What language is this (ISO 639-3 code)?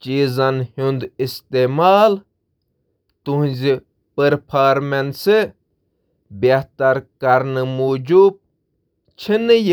kas